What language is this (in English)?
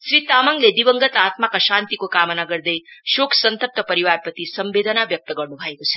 Nepali